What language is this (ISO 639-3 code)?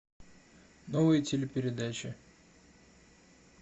rus